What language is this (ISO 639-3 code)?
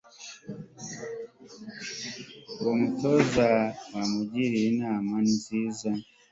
kin